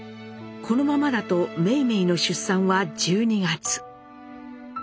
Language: Japanese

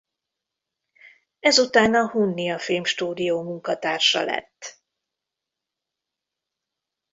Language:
Hungarian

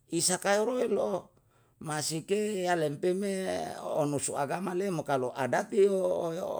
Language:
Yalahatan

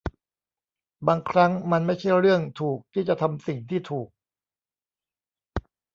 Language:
Thai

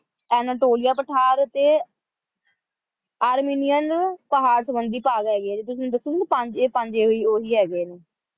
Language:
Punjabi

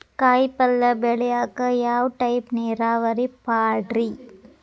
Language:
Kannada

